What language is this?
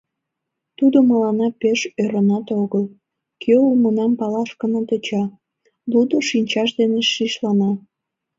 Mari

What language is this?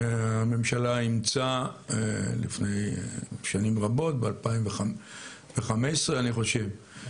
Hebrew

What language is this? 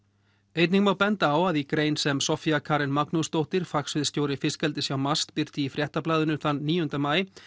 Icelandic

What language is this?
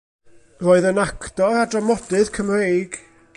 Welsh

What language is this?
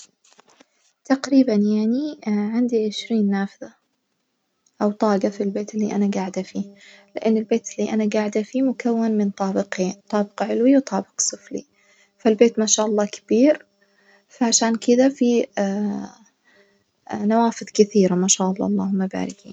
Najdi Arabic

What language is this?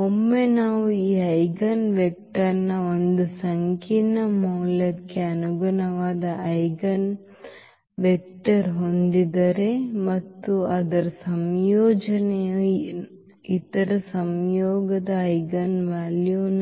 Kannada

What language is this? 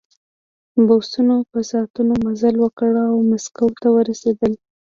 Pashto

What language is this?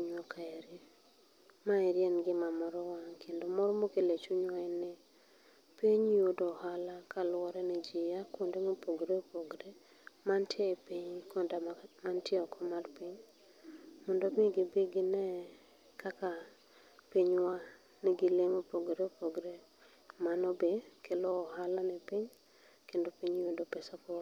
Luo (Kenya and Tanzania)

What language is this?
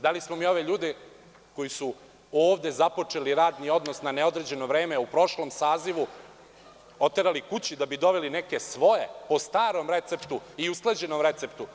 Serbian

